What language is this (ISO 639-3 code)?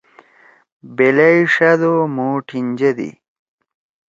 trw